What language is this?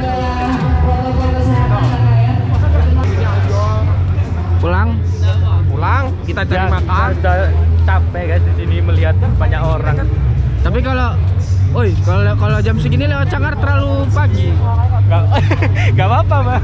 Indonesian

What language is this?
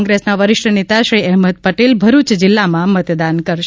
Gujarati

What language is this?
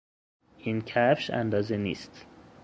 Persian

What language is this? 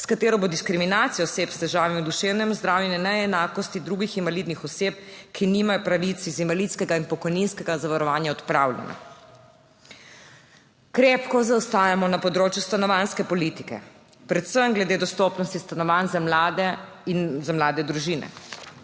Slovenian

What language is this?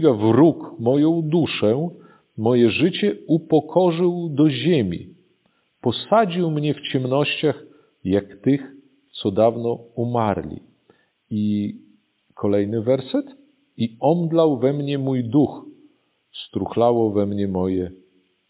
Polish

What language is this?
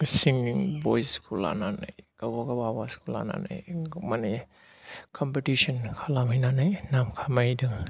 Bodo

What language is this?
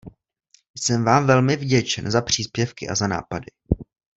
Czech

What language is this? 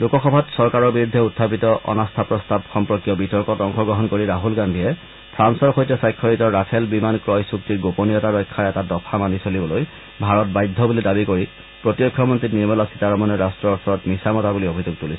Assamese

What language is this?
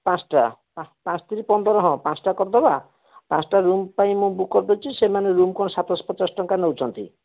Odia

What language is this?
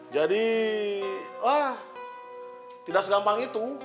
Indonesian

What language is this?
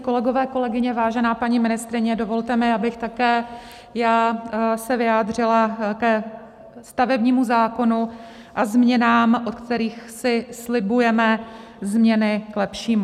Czech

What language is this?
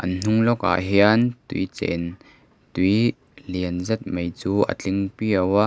Mizo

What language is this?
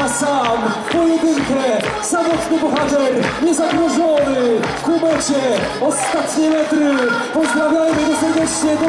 Polish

